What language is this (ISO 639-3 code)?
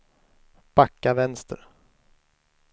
swe